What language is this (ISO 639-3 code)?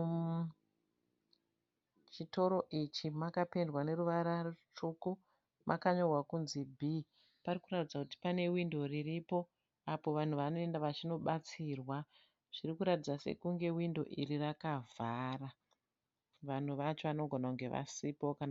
sna